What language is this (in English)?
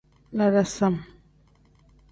Tem